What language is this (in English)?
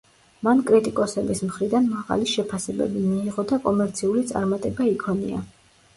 Georgian